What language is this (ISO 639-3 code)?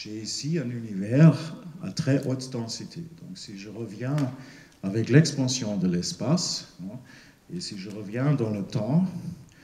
fra